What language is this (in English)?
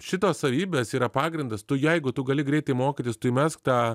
Lithuanian